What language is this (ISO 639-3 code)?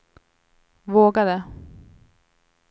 swe